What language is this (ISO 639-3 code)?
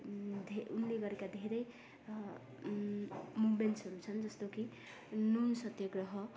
nep